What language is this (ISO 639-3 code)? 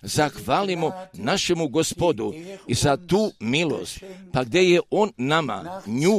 hrv